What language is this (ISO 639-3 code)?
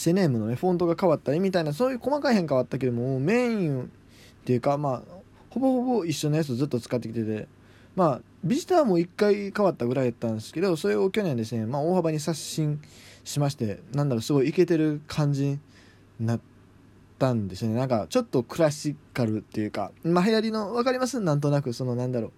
jpn